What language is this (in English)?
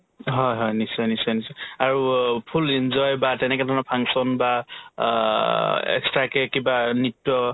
Assamese